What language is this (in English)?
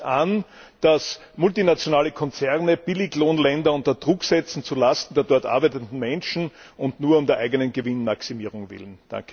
German